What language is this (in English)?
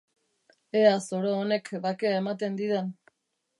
Basque